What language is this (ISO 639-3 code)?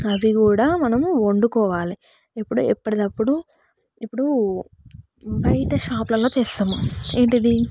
tel